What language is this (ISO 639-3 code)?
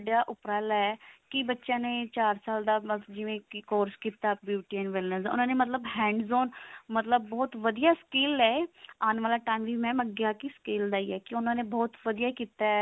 pan